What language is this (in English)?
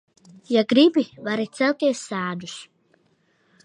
Latvian